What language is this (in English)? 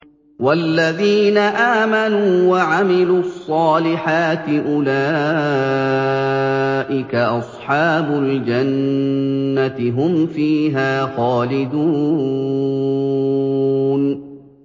Arabic